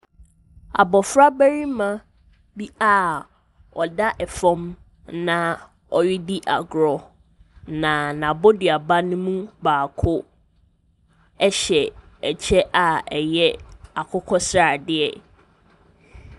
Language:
Akan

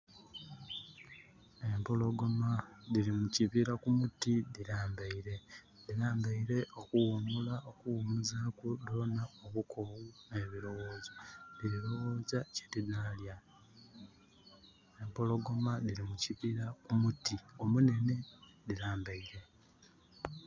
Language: Soga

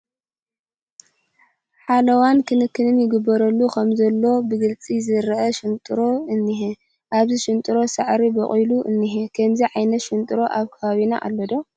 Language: Tigrinya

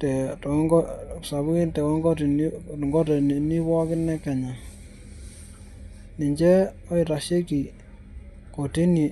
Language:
Masai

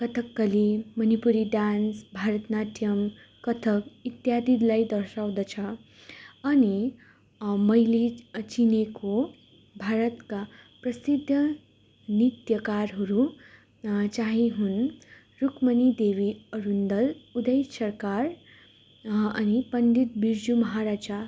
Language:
Nepali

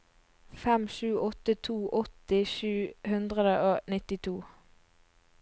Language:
Norwegian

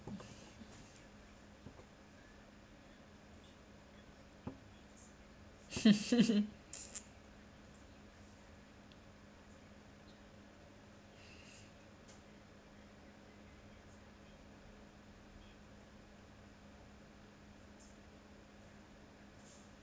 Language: English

